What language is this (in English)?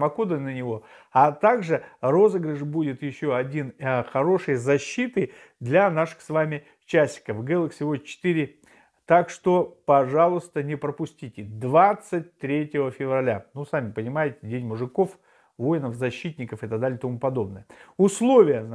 Russian